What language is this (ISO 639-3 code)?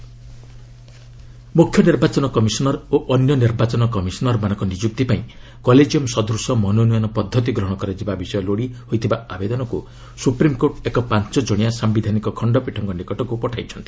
ori